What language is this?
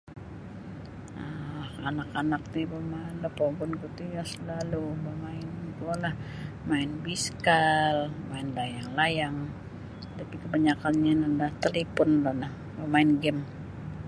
Sabah Bisaya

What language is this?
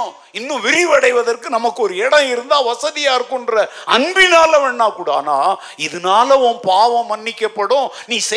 Tamil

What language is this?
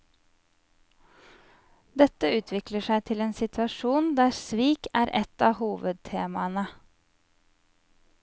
Norwegian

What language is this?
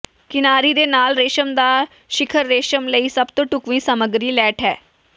Punjabi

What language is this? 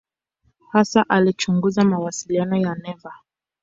Swahili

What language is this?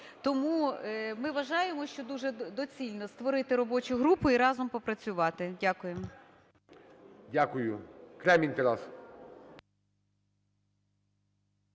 Ukrainian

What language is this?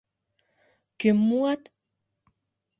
Mari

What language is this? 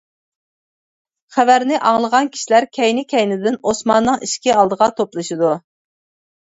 Uyghur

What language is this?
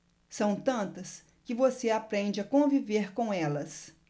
Portuguese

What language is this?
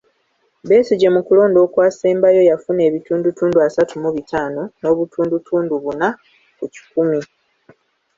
Ganda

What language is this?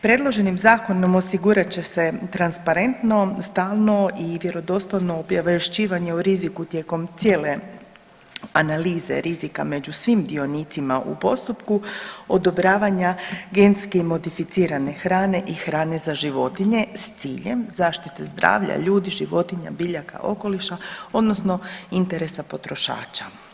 Croatian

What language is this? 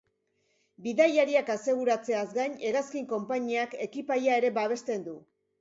Basque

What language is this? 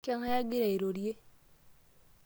Masai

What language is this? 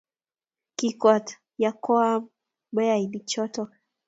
Kalenjin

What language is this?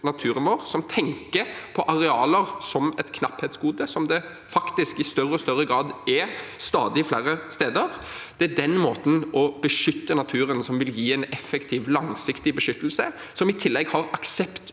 Norwegian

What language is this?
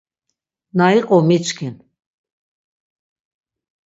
Laz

